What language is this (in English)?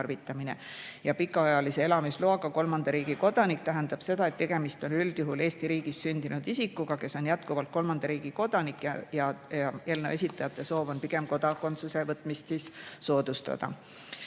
Estonian